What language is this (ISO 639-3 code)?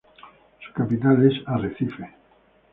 spa